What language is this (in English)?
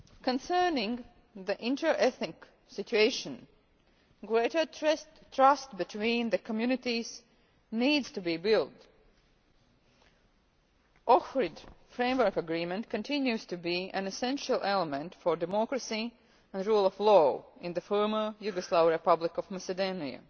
English